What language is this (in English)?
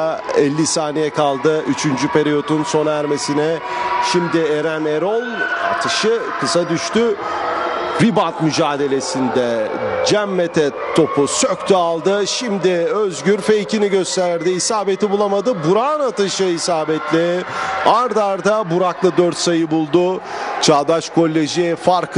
Turkish